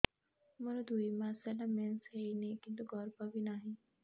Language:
Odia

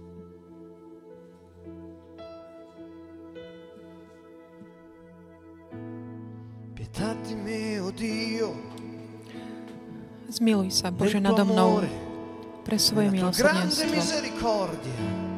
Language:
Slovak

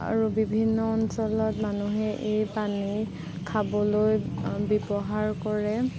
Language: Assamese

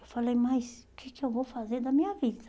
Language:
Portuguese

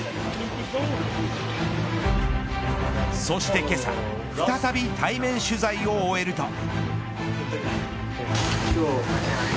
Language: Japanese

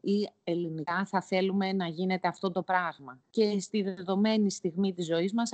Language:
Greek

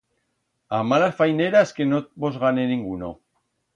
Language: Aragonese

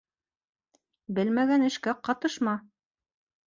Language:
Bashkir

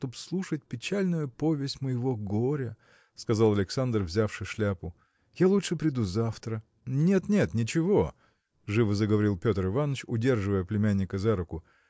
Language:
Russian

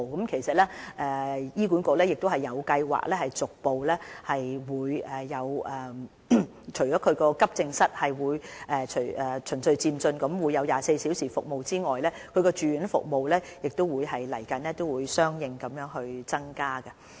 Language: Cantonese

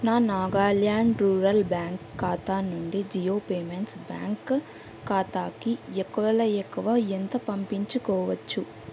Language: Telugu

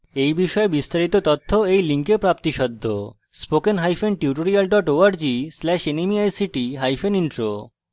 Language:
Bangla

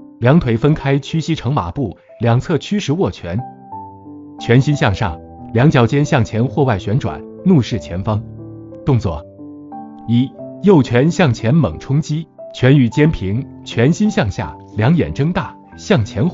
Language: Chinese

